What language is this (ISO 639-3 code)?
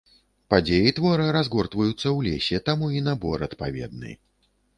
bel